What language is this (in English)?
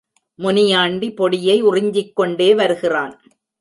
Tamil